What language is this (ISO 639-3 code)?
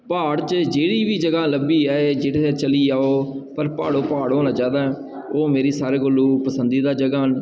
doi